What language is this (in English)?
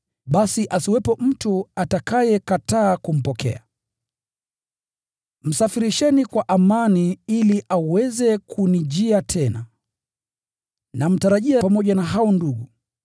Swahili